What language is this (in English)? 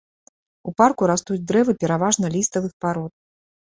Belarusian